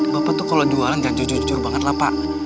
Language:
Indonesian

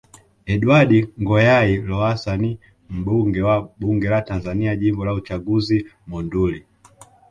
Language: Swahili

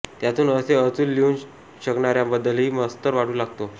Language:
Marathi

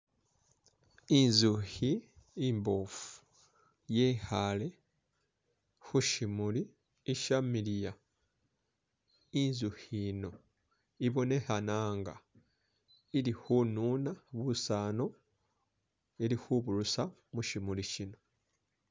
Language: Masaaba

